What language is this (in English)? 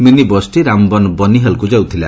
Odia